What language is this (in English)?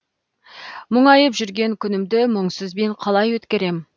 Kazakh